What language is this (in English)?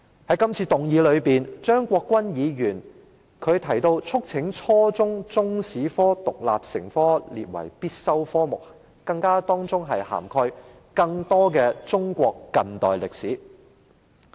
Cantonese